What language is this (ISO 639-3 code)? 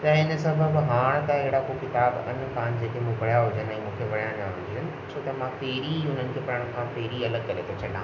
snd